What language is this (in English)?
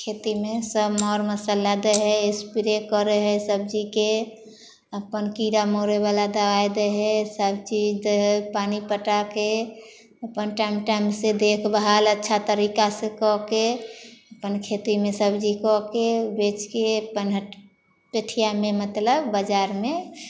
Maithili